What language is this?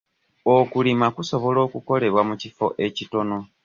Ganda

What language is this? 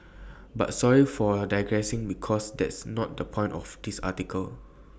English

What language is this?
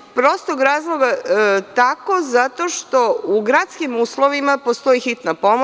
Serbian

